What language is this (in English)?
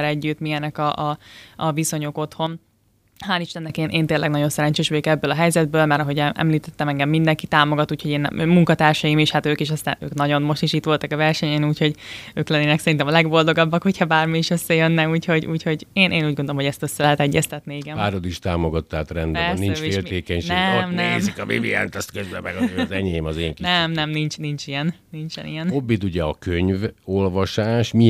Hungarian